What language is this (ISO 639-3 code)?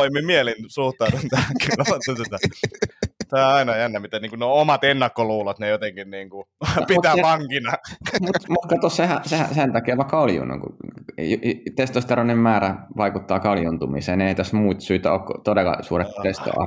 fin